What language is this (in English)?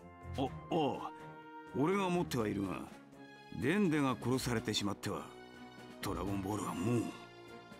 Japanese